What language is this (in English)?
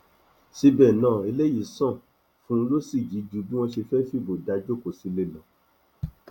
Yoruba